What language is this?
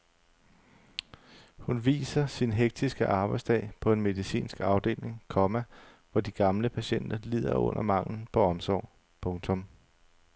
Danish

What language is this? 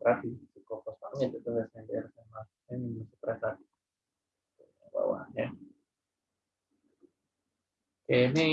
Indonesian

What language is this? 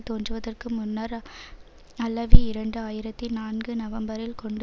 Tamil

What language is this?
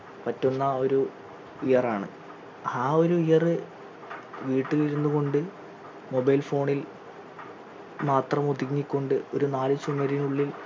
Malayalam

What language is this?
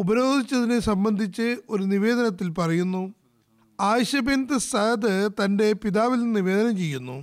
Malayalam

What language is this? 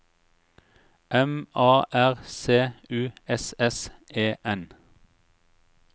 Norwegian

